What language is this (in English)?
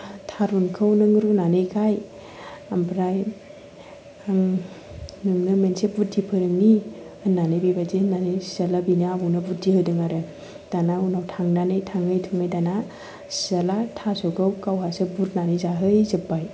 Bodo